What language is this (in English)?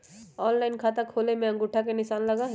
Magahi